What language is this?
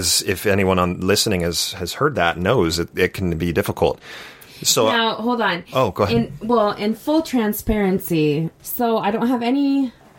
English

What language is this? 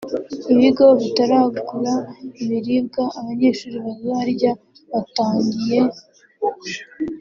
Kinyarwanda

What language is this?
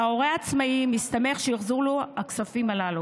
Hebrew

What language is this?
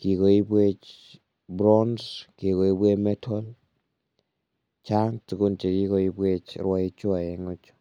Kalenjin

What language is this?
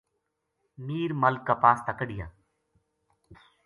Gujari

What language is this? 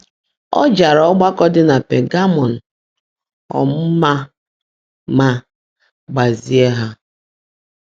Igbo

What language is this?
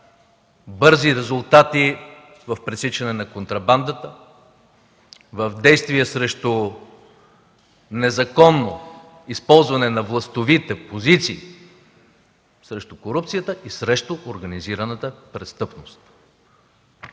Bulgarian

